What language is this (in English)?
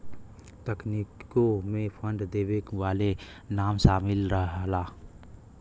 Bhojpuri